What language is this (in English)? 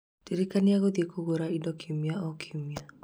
Kikuyu